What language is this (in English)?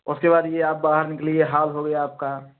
Hindi